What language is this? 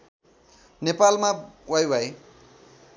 Nepali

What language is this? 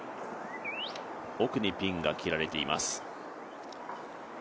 Japanese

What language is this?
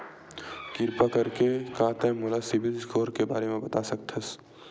Chhattisgarhi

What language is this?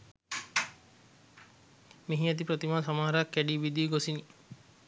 Sinhala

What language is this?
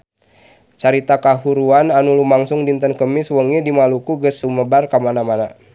Sundanese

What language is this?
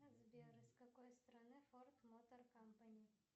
Russian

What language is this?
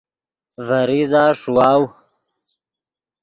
Yidgha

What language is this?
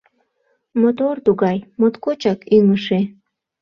Mari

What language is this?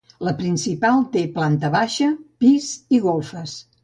Catalan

